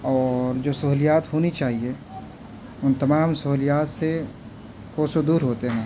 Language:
Urdu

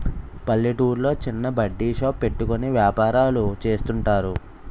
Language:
Telugu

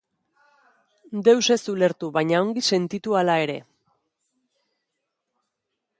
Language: Basque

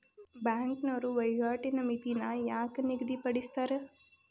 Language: Kannada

